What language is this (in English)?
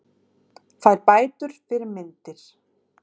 Icelandic